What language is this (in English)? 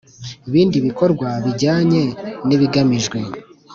Kinyarwanda